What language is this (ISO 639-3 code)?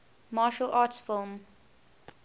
eng